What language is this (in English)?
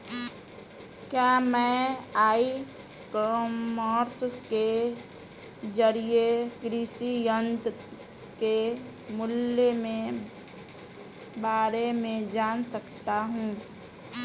Hindi